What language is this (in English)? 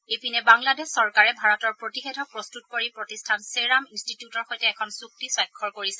Assamese